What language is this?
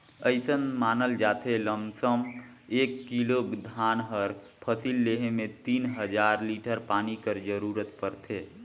Chhattisgarhi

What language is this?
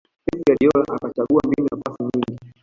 Swahili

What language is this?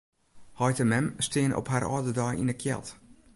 Western Frisian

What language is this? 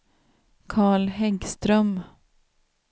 Swedish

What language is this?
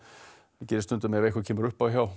Icelandic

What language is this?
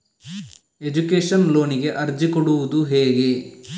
Kannada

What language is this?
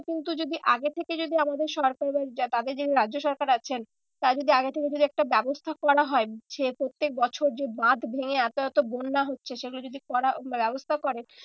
Bangla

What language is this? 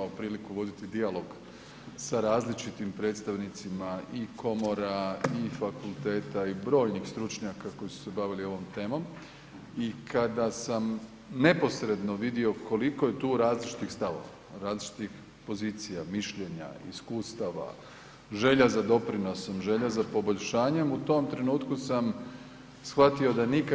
Croatian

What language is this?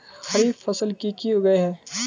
Magahi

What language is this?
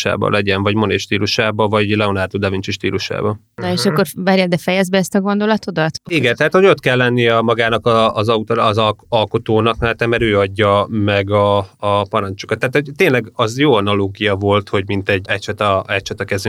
Hungarian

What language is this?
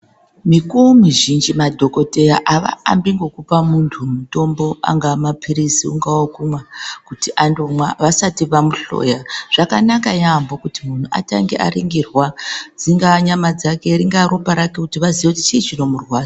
Ndau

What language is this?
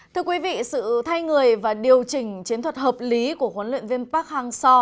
Vietnamese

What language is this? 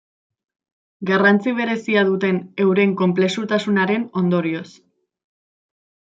Basque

